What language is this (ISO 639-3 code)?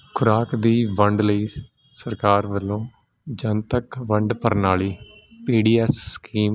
pan